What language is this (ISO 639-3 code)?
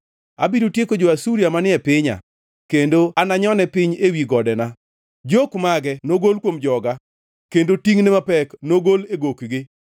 luo